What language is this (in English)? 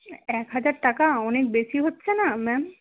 Bangla